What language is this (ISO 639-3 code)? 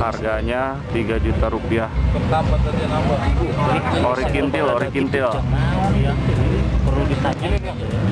ind